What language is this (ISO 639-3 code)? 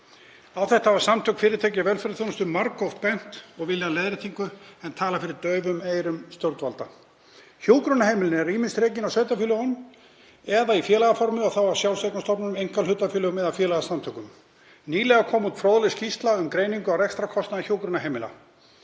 isl